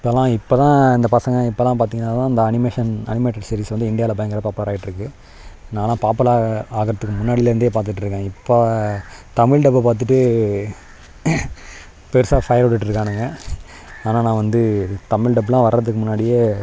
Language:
Tamil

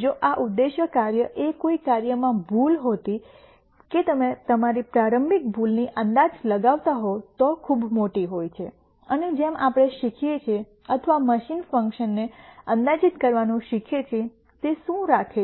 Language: Gujarati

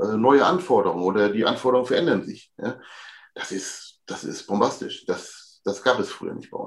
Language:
German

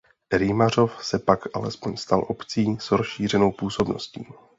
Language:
Czech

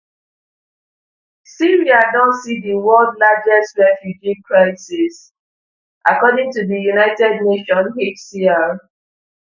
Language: Nigerian Pidgin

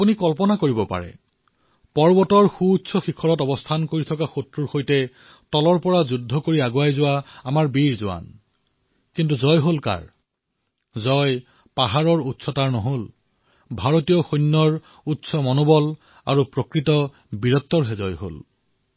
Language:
Assamese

